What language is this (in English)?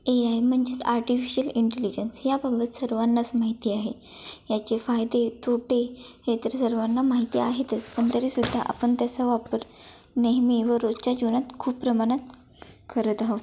Marathi